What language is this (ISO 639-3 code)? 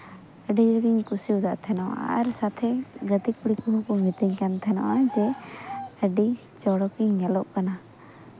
sat